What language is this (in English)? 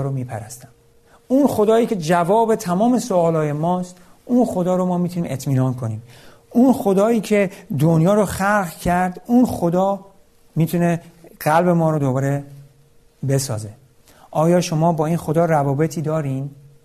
Persian